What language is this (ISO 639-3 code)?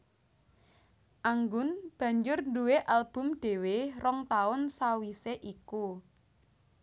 jav